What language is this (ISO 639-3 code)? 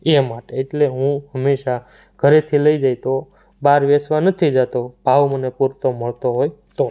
guj